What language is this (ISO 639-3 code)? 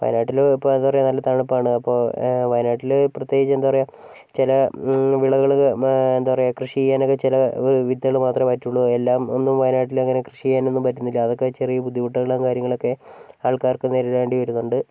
mal